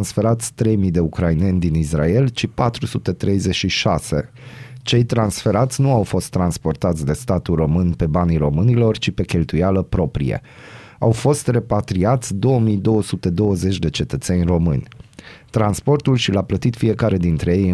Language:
Romanian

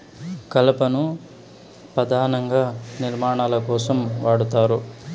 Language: Telugu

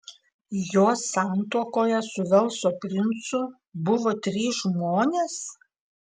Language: Lithuanian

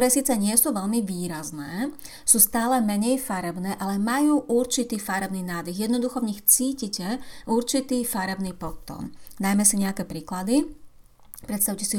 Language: Slovak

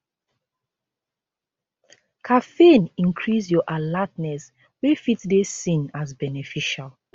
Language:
Nigerian Pidgin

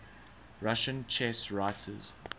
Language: English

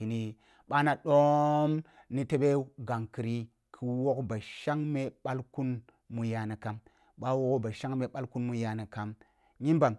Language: Kulung (Nigeria)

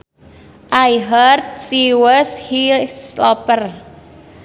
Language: Sundanese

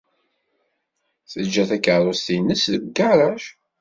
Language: Kabyle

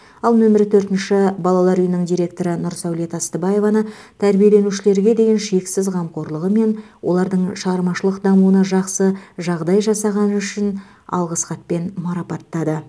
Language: Kazakh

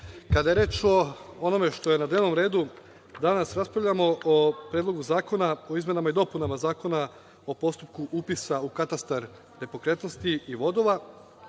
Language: Serbian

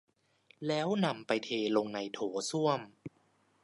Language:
Thai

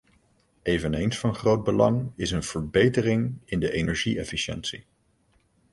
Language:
Dutch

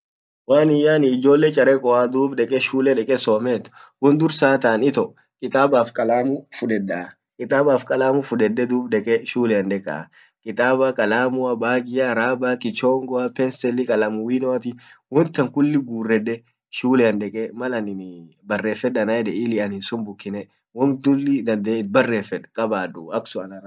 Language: Orma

